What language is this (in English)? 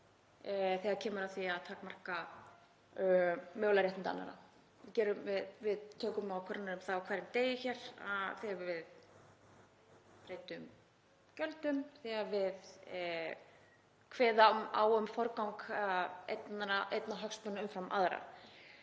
Icelandic